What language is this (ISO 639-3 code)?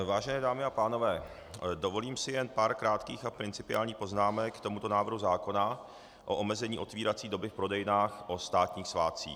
ces